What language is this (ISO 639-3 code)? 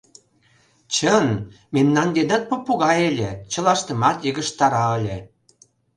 chm